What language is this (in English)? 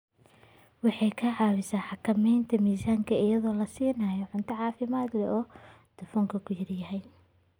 Somali